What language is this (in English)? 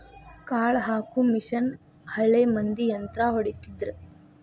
Kannada